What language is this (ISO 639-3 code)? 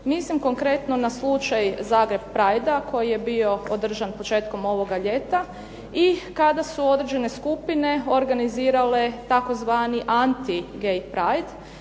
hrv